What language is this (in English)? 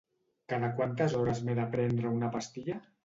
Catalan